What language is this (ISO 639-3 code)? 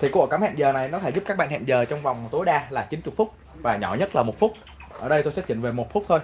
vie